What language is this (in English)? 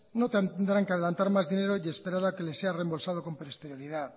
Spanish